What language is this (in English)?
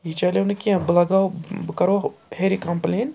Kashmiri